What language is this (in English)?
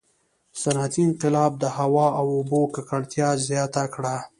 Pashto